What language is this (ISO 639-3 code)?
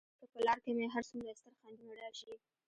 pus